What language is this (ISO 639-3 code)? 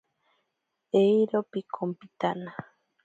prq